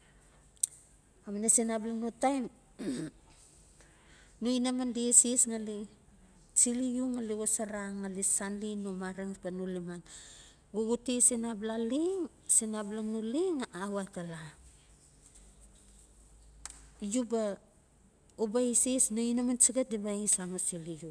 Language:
Notsi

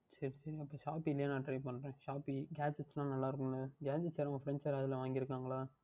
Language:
Tamil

